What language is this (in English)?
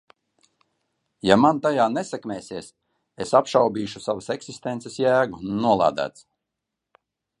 Latvian